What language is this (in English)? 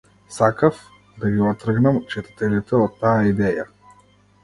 Macedonian